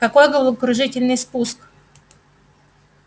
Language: Russian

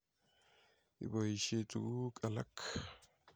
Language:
Kalenjin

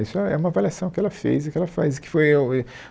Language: Portuguese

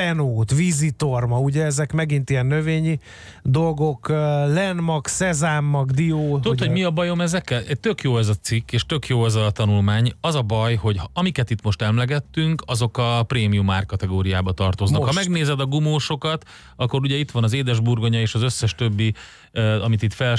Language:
Hungarian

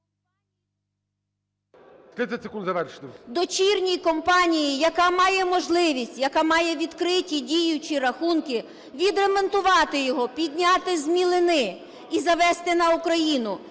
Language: Ukrainian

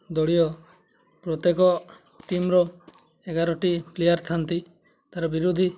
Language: Odia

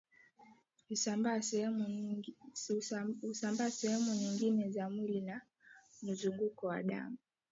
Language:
Swahili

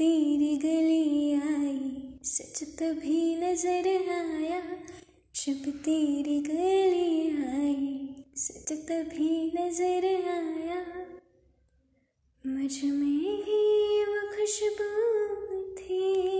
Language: Hindi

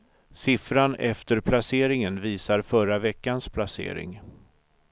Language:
Swedish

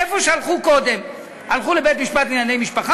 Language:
Hebrew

